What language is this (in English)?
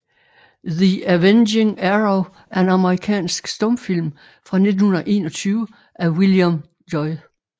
Danish